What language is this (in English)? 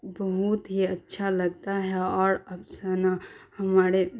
Urdu